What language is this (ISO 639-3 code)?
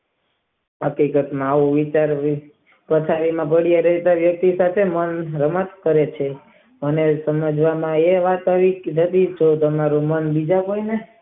guj